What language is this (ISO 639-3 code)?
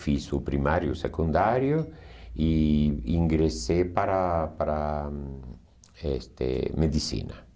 por